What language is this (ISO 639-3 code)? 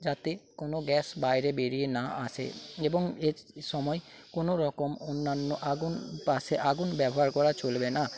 ben